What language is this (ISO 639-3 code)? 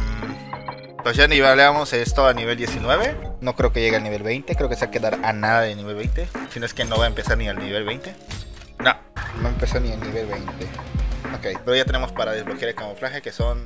spa